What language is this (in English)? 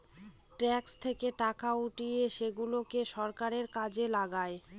Bangla